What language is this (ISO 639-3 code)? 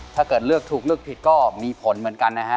tha